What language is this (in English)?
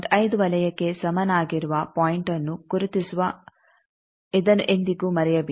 Kannada